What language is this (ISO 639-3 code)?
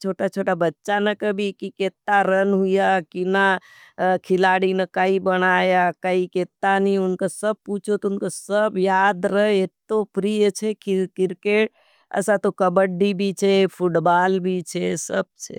noe